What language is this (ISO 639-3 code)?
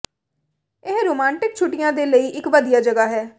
pan